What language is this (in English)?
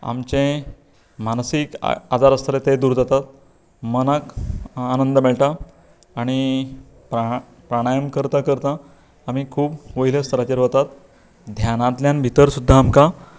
Konkani